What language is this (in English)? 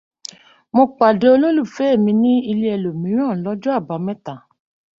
Yoruba